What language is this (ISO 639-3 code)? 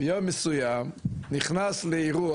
heb